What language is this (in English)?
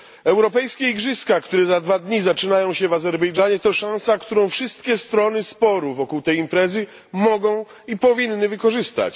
Polish